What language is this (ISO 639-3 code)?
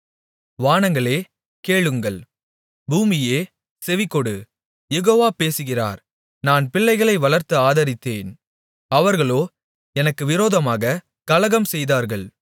tam